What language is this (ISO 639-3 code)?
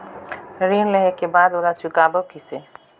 hne